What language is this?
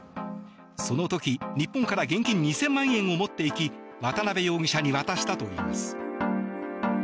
Japanese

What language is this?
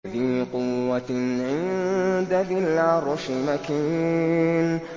Arabic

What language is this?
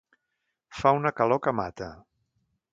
Catalan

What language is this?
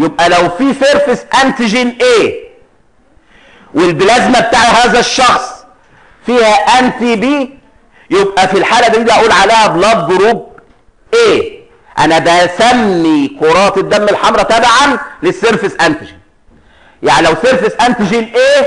Arabic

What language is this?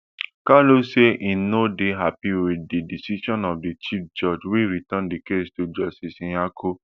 Nigerian Pidgin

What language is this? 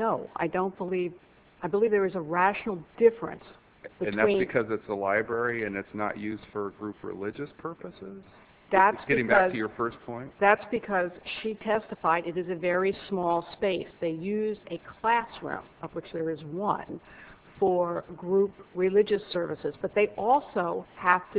English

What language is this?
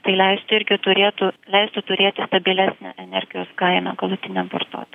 Lithuanian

